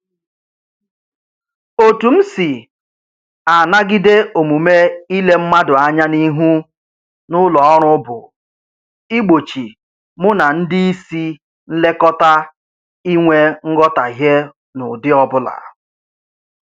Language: Igbo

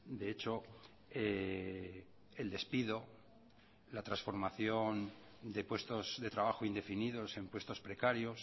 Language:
Spanish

